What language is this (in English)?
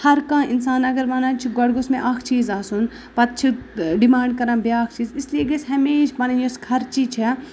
Kashmiri